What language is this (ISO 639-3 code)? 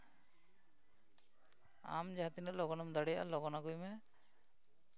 sat